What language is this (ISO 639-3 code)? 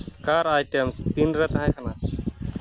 sat